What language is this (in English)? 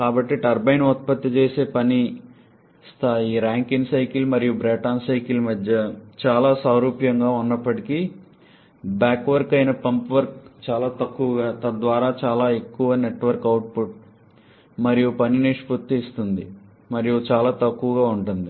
Telugu